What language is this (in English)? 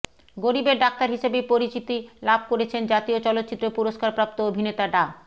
Bangla